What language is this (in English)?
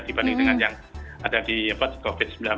Indonesian